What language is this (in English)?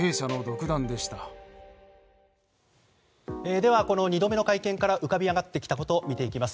Japanese